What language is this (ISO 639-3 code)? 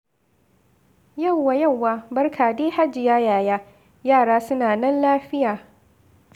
hau